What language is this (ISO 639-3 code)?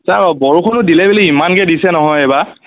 asm